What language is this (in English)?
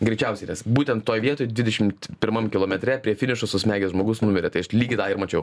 Lithuanian